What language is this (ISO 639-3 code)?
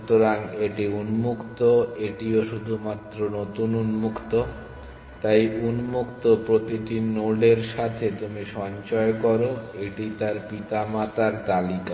ben